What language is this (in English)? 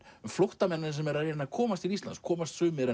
Icelandic